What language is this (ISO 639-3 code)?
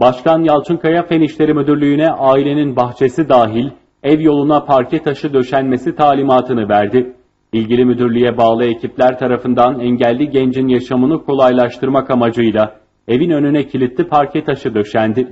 tur